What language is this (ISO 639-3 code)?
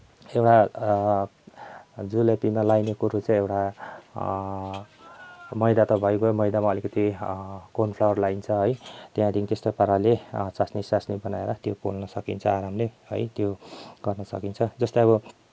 nep